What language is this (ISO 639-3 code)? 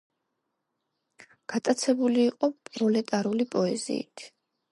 kat